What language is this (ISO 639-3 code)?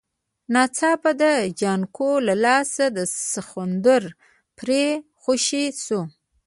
pus